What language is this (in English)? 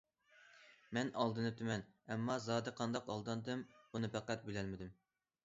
Uyghur